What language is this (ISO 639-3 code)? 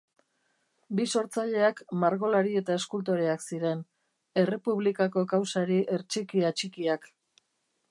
eus